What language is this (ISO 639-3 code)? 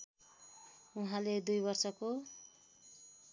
nep